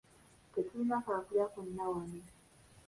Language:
Ganda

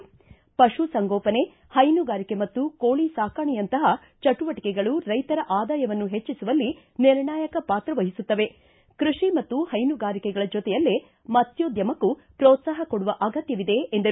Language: Kannada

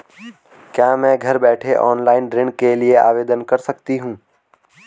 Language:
Hindi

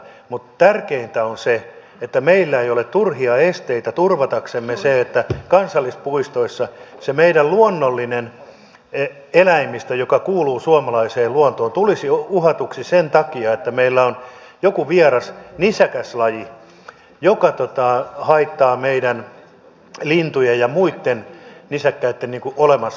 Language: Finnish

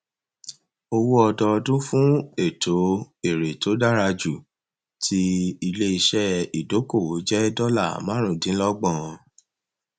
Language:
Yoruba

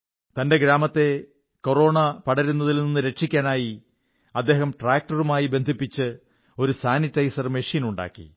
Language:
Malayalam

